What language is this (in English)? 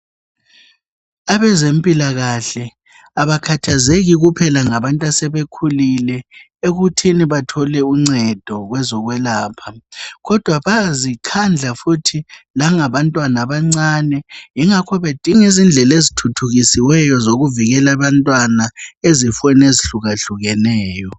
North Ndebele